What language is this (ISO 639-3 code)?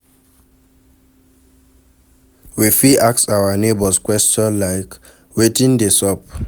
pcm